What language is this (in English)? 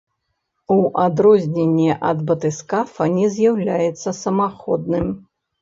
Belarusian